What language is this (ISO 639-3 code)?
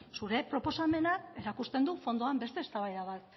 eus